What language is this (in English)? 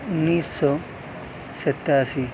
Urdu